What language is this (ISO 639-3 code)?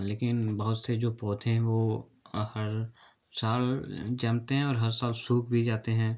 hin